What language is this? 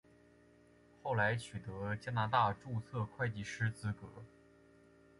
Chinese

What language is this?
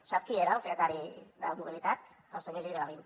Catalan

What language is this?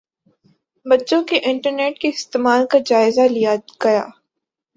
Urdu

